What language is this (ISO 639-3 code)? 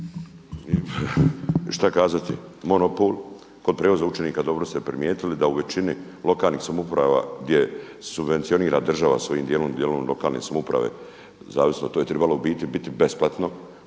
hrv